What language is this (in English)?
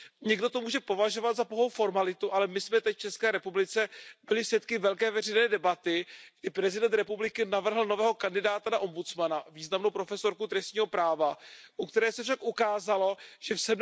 Czech